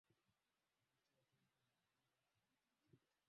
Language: Swahili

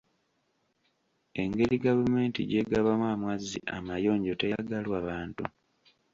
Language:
Ganda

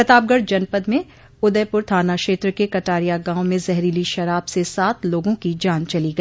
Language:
Hindi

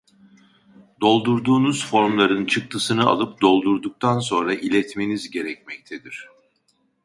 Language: Turkish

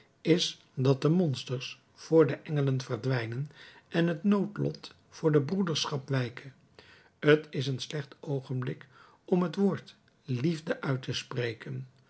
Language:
Dutch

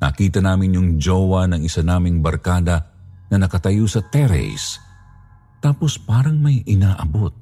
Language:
Filipino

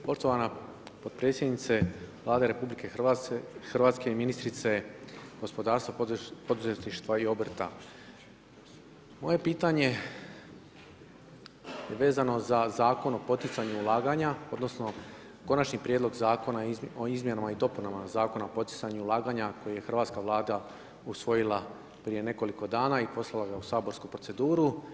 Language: Croatian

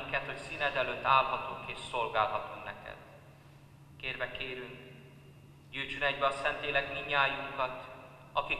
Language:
Hungarian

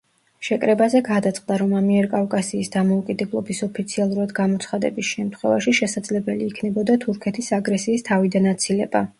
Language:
Georgian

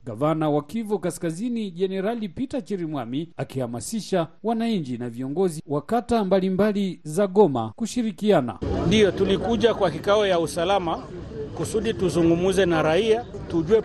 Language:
Swahili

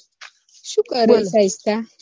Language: Gujarati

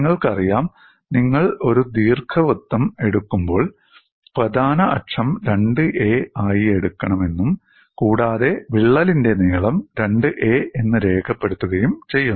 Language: Malayalam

